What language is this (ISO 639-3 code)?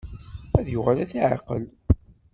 kab